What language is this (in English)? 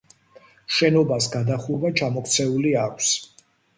Georgian